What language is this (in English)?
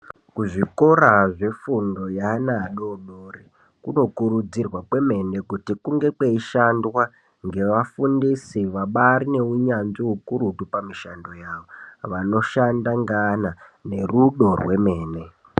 Ndau